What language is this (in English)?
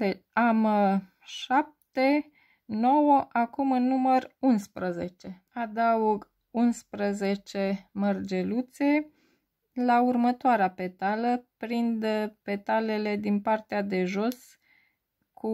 Romanian